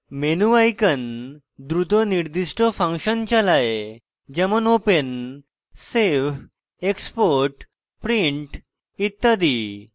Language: Bangla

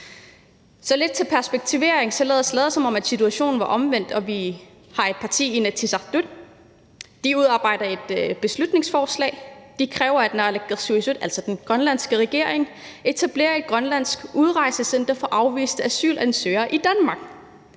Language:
Danish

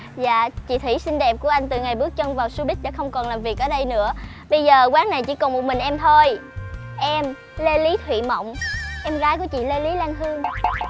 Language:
Vietnamese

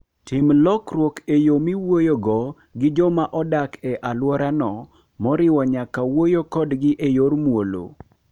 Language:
Luo (Kenya and Tanzania)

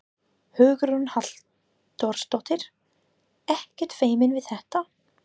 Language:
Icelandic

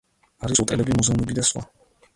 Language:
Georgian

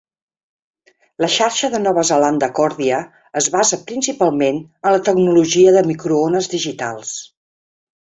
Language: Catalan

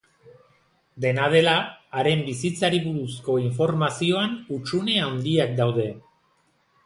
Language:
Basque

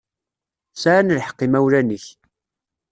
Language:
Kabyle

